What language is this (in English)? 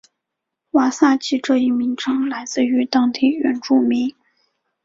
Chinese